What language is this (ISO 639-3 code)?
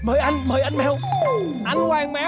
vie